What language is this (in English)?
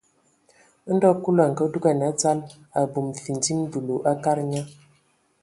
Ewondo